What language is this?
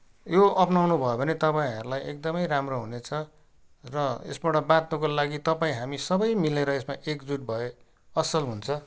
Nepali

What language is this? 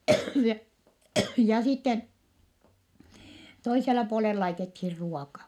Finnish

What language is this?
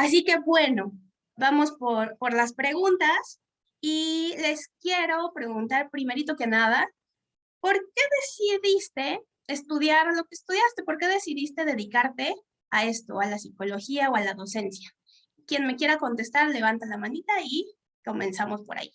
Spanish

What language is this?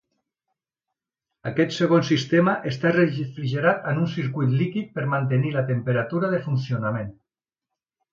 Catalan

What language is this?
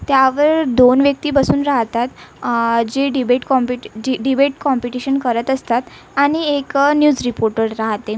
Marathi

